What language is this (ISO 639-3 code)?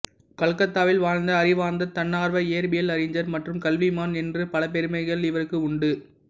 tam